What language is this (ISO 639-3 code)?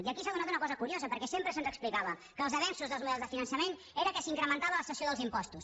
cat